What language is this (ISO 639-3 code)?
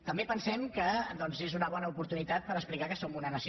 cat